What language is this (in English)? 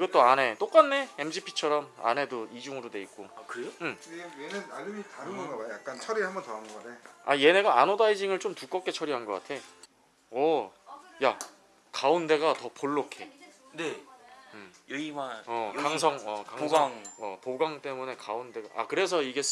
Korean